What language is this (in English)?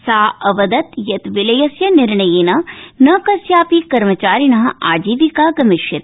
Sanskrit